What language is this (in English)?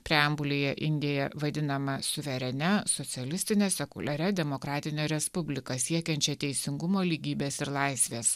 Lithuanian